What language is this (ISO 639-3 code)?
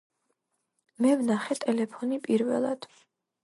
kat